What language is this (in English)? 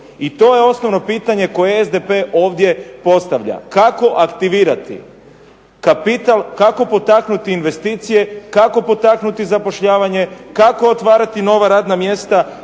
Croatian